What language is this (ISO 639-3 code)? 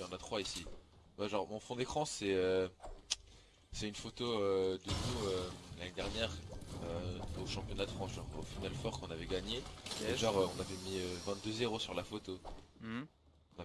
fra